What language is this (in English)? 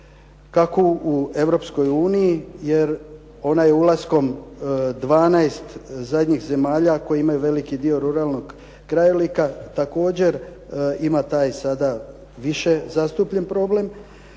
Croatian